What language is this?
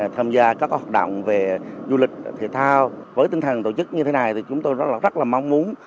Vietnamese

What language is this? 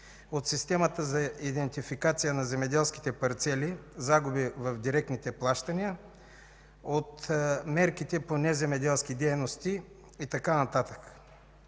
Bulgarian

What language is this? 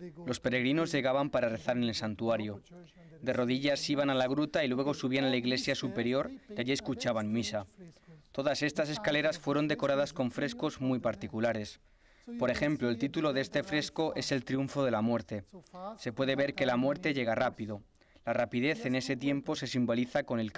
Spanish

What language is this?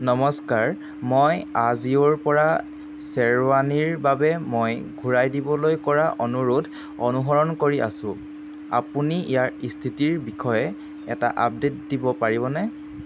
Assamese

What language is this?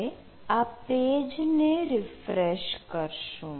Gujarati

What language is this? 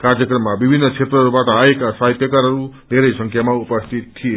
Nepali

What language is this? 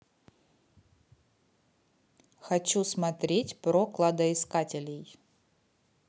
Russian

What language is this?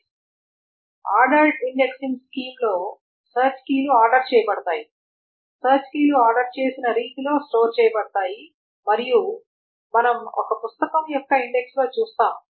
Telugu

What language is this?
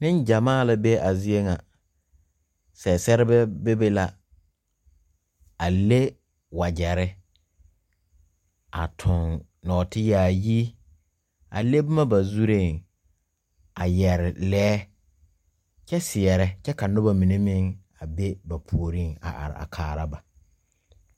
Southern Dagaare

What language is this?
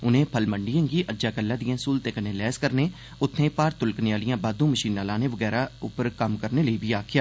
Dogri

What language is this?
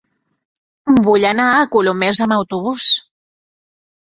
Catalan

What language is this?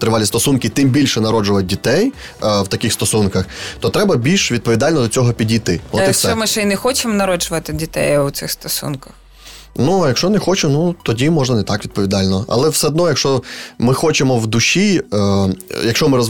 Ukrainian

